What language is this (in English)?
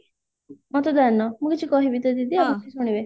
Odia